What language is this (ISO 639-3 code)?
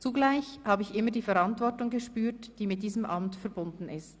gsw